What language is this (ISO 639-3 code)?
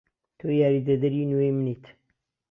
ckb